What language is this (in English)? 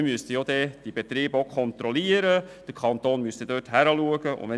Swiss German